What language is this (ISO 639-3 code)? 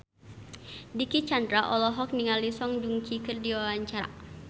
sun